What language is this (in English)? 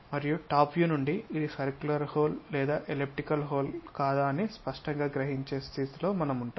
Telugu